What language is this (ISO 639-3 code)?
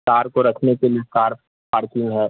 urd